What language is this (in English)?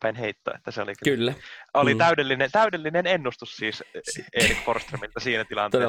Finnish